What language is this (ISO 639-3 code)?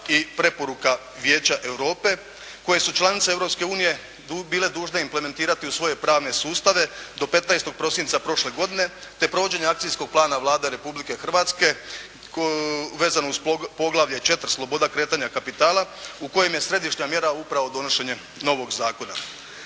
hrv